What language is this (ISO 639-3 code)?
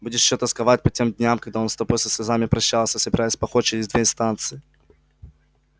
rus